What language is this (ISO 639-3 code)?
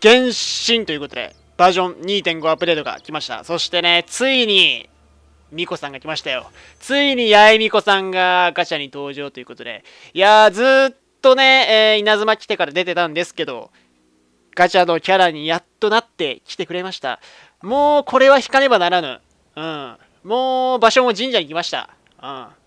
jpn